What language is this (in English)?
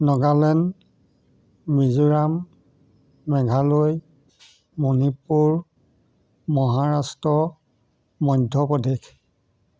Assamese